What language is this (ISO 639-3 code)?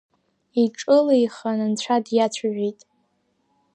abk